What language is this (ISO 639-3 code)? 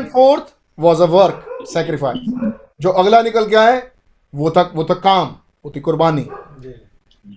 hin